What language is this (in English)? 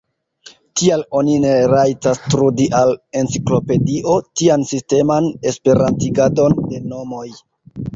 Esperanto